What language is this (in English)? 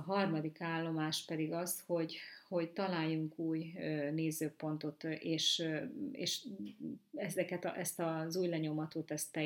Hungarian